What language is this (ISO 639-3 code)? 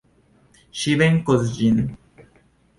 epo